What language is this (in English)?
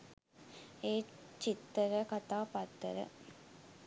Sinhala